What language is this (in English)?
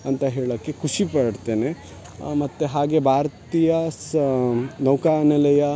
Kannada